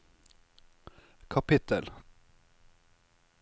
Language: Norwegian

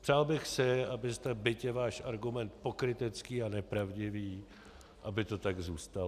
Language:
Czech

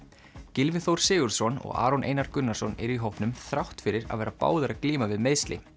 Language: Icelandic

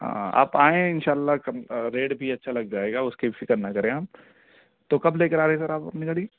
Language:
Urdu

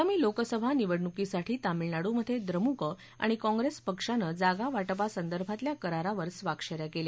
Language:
Marathi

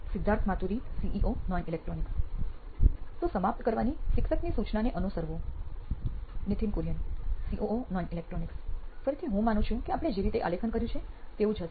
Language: Gujarati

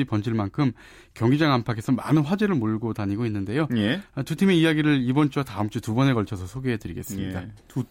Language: Korean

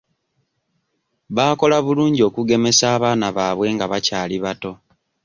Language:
Ganda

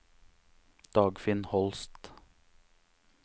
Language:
Norwegian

